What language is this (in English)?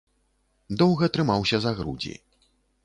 Belarusian